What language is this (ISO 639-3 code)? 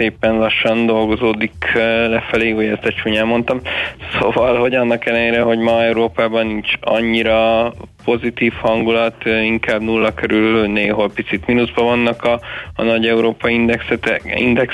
hun